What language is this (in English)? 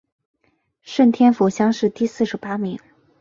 Chinese